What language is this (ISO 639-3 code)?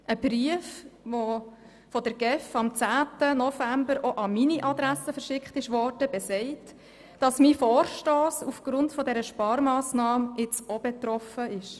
gsw